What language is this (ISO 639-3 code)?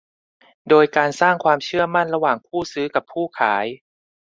tha